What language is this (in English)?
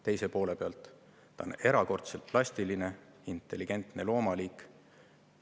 Estonian